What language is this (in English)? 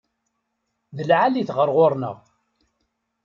Kabyle